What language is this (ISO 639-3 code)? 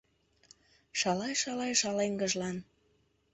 chm